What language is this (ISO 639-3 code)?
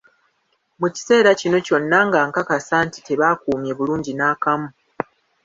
lug